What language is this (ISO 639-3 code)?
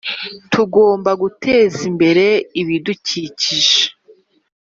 kin